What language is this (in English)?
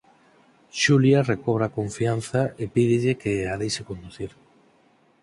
Galician